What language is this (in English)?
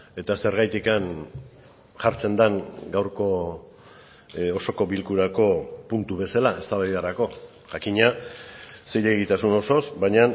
Basque